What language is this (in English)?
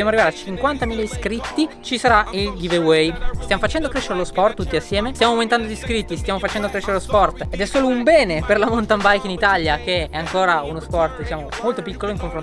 Italian